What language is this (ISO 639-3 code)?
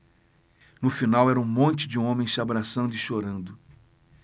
por